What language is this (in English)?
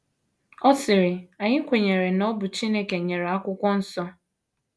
Igbo